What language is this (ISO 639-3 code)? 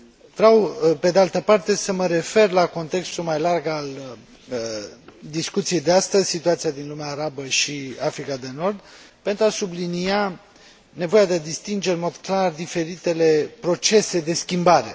ron